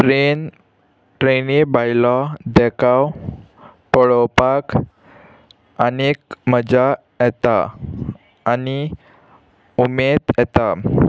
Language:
Konkani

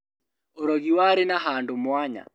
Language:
Kikuyu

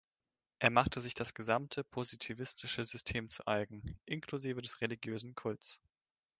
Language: German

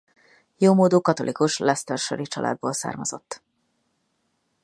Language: Hungarian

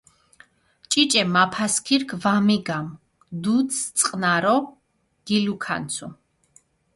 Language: Mingrelian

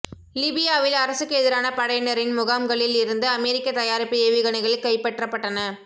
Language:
Tamil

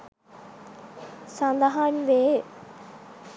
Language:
Sinhala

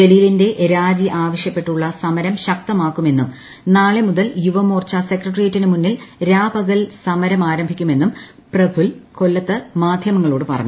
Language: Malayalam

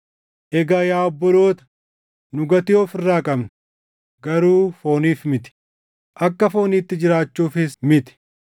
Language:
Oromo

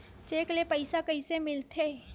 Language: Chhattisgarhi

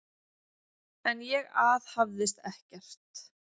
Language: Icelandic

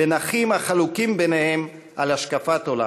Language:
Hebrew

